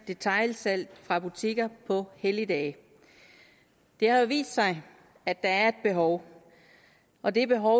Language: Danish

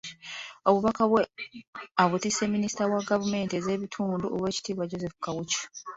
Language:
Ganda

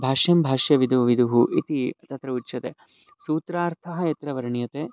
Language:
Sanskrit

